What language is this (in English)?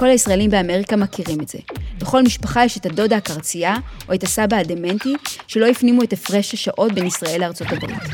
Hebrew